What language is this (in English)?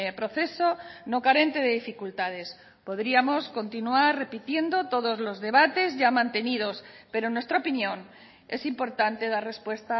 Spanish